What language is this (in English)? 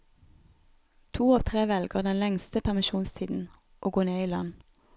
Norwegian